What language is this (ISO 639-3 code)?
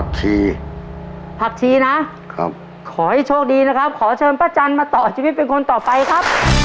tha